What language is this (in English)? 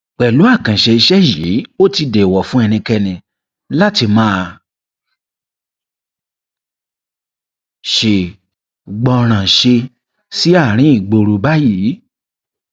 Yoruba